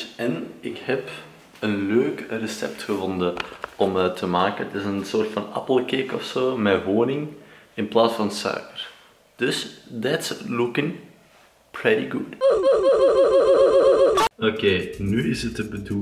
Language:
Dutch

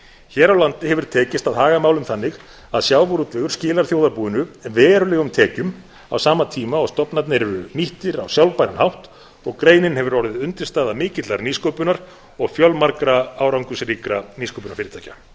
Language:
Icelandic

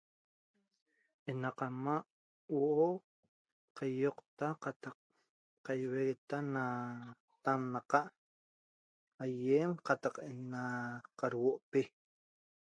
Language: Toba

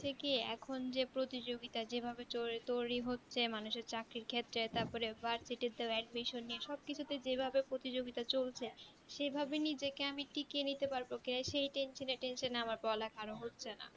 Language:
Bangla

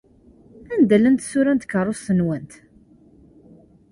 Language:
Kabyle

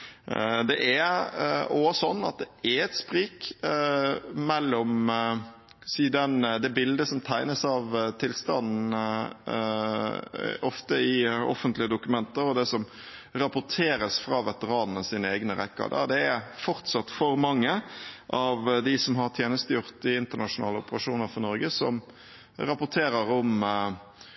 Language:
Norwegian Bokmål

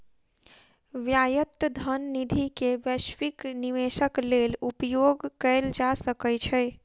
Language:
Maithili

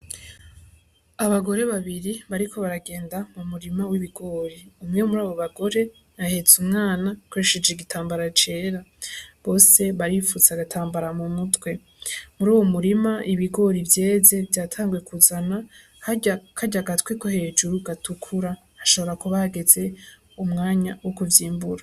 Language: Rundi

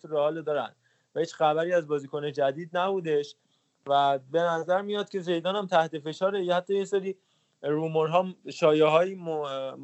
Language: Persian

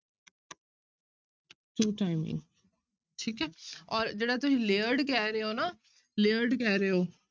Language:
Punjabi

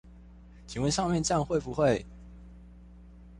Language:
Chinese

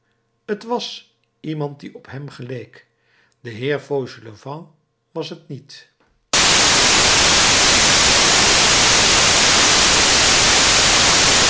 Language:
Dutch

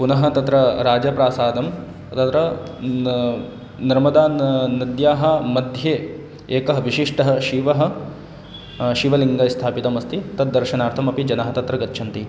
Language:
Sanskrit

